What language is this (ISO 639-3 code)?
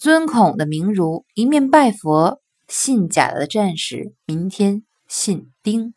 zho